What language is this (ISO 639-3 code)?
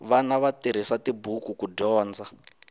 tso